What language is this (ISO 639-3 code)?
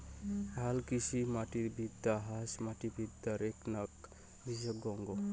ben